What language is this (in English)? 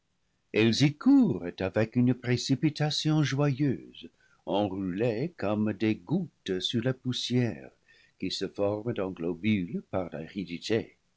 French